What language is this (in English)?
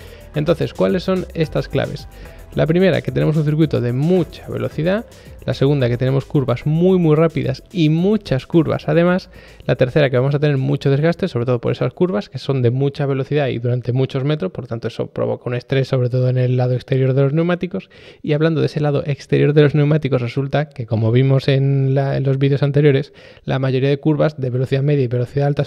Spanish